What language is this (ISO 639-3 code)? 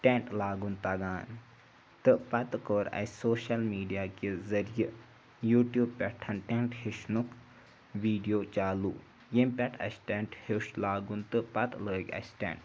kas